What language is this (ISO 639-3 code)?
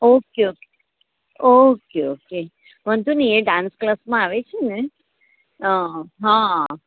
guj